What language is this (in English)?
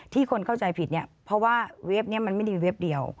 Thai